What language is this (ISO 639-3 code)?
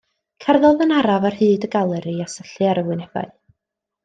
cym